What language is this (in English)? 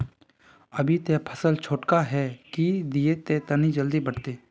Magahi